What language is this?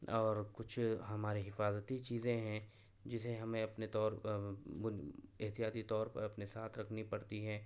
Urdu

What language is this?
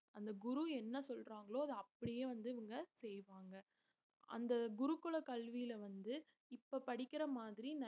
Tamil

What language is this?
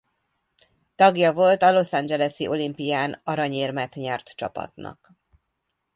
Hungarian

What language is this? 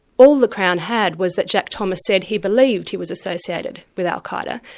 English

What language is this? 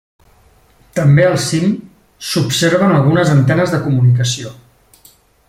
Catalan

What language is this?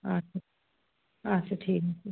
Bangla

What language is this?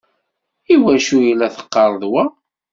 Kabyle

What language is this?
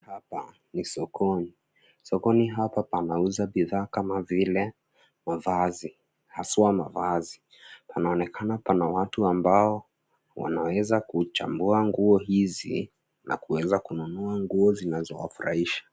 Swahili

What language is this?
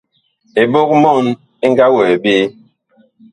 Bakoko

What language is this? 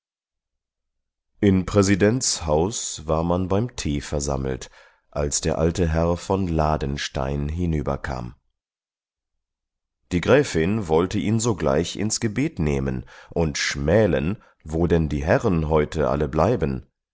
German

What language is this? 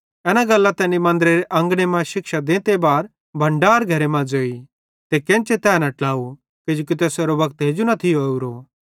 Bhadrawahi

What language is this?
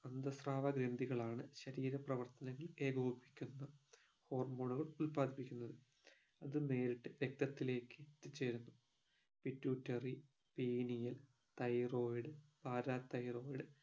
Malayalam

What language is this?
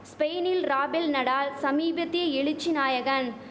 Tamil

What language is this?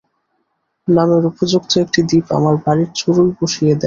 Bangla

